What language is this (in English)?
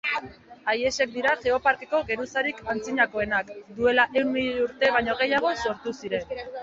Basque